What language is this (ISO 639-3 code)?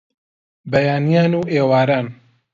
ckb